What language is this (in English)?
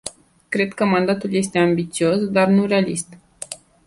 Romanian